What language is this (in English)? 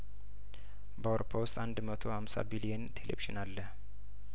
Amharic